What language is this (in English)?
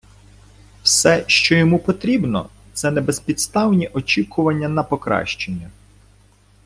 Ukrainian